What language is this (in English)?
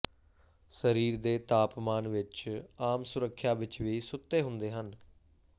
Punjabi